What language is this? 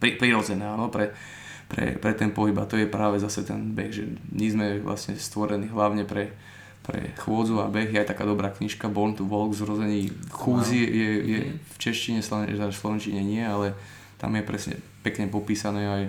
Slovak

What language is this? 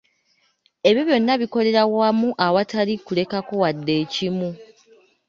Ganda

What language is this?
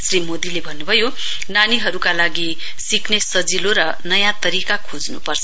Nepali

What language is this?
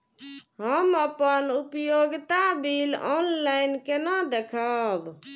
Maithili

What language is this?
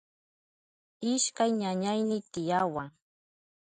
Southern Pastaza Quechua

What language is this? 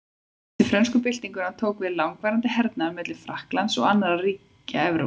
Icelandic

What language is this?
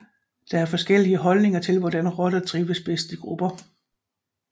Danish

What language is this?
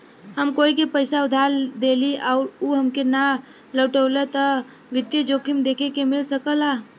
Bhojpuri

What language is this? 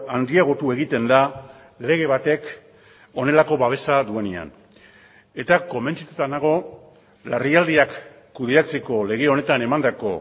Basque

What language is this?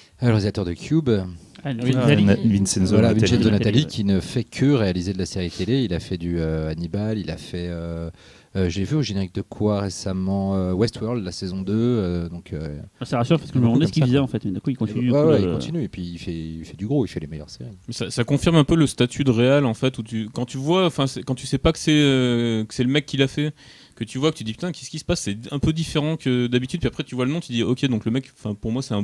French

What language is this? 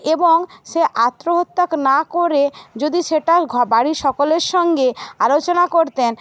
Bangla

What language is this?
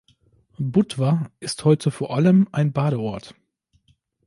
German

